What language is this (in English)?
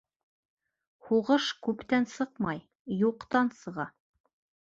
Bashkir